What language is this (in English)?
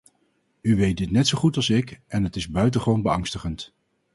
Dutch